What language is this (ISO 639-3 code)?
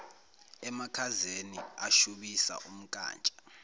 zul